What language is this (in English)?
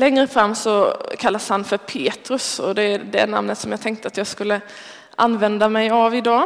Swedish